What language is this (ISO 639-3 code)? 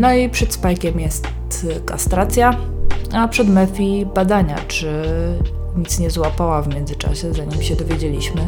pol